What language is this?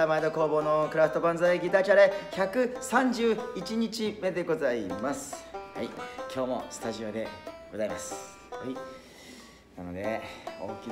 Japanese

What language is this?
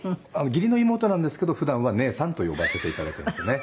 Japanese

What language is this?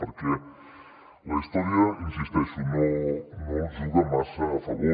Catalan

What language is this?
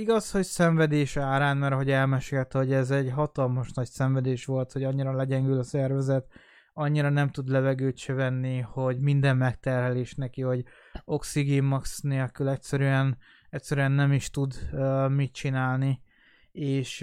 Hungarian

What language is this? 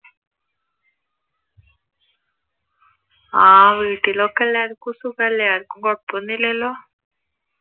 Malayalam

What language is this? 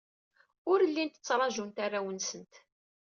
Kabyle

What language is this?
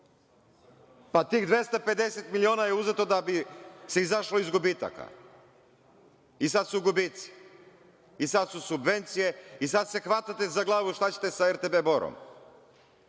Serbian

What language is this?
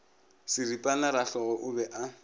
Northern Sotho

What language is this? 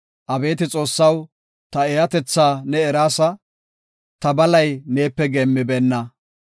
Gofa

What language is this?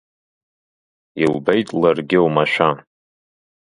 Abkhazian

